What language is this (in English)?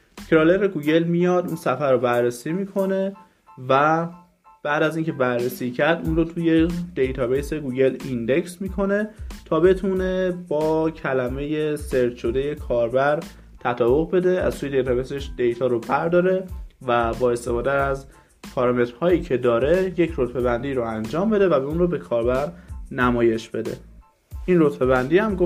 Persian